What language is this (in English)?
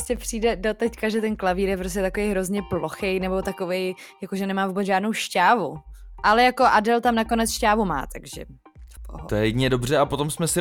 Czech